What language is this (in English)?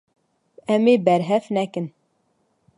Kurdish